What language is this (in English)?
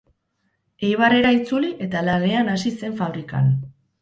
Basque